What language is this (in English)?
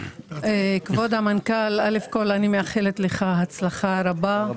Hebrew